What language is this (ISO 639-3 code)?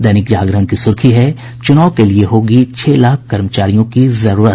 hin